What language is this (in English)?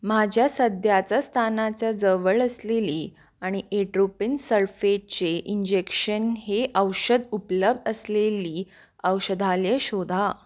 Marathi